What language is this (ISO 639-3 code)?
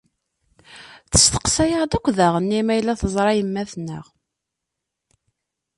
kab